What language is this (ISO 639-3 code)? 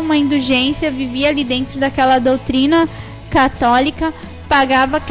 por